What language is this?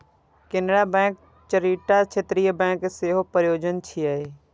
Maithili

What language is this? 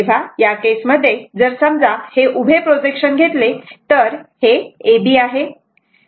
Marathi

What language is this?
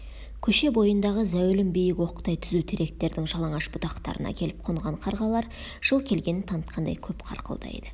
Kazakh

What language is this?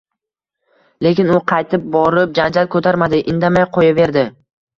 Uzbek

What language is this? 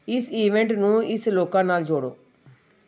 Punjabi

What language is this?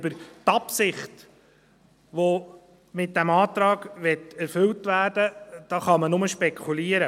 Swiss German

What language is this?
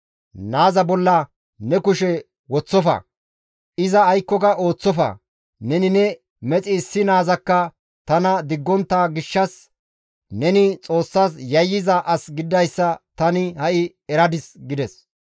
Gamo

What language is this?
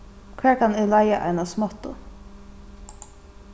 Faroese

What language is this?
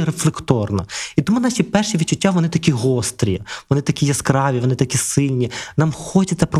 Ukrainian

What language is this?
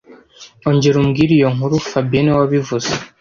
Kinyarwanda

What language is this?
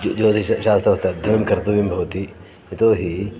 Sanskrit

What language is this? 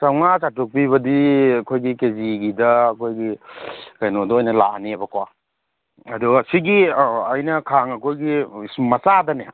Manipuri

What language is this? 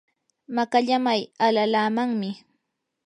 Yanahuanca Pasco Quechua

